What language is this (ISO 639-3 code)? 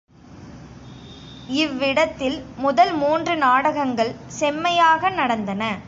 tam